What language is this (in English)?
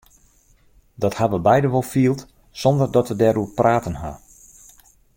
Western Frisian